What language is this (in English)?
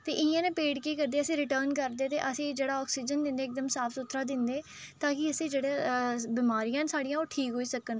Dogri